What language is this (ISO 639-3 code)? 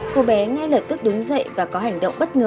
vie